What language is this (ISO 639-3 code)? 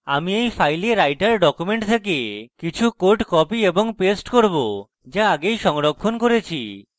ben